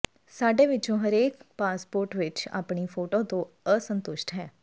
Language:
Punjabi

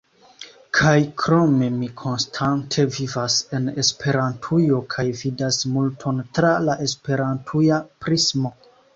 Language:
Esperanto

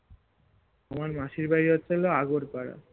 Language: Bangla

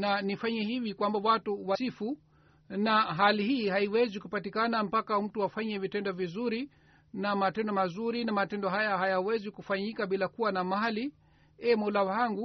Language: Swahili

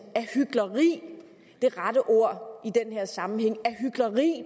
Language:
Danish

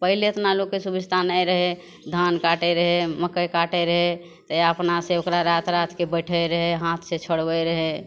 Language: Maithili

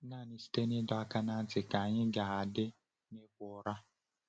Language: Igbo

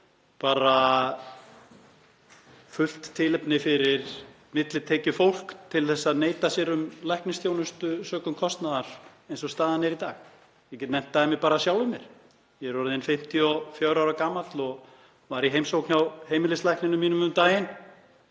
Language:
Icelandic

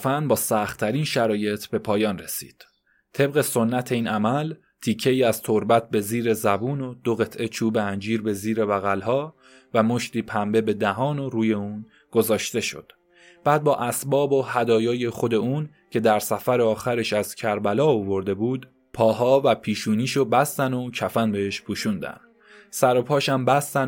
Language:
Persian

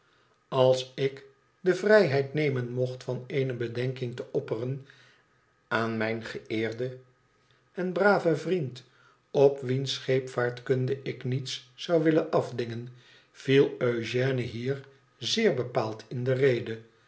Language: Dutch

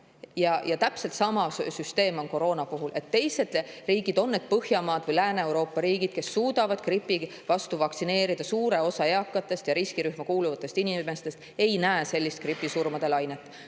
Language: Estonian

